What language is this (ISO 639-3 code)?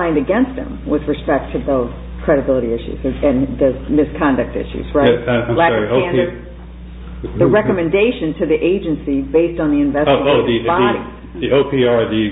eng